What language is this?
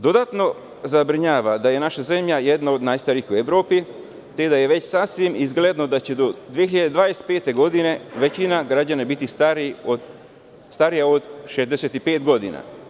Serbian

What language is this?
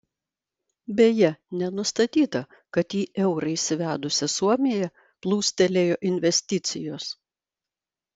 Lithuanian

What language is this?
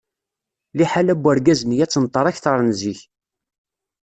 Kabyle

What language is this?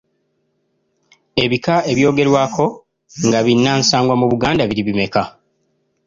Ganda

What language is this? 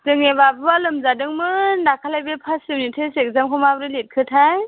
Bodo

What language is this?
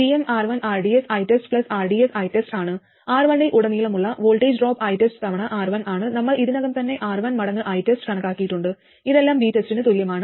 Malayalam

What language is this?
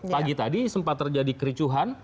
Indonesian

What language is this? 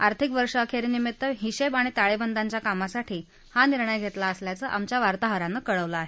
Marathi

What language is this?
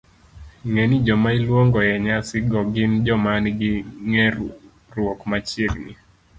Luo (Kenya and Tanzania)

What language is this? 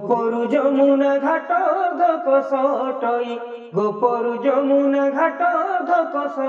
Hindi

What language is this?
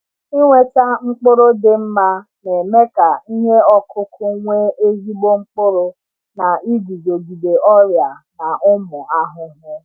Igbo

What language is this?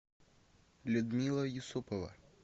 Russian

